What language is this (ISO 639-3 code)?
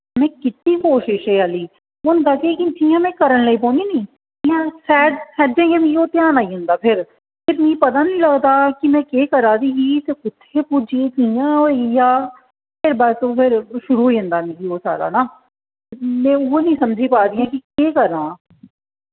doi